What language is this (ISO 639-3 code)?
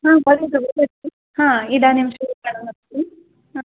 san